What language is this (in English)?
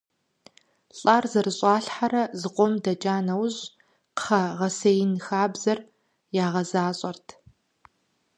Kabardian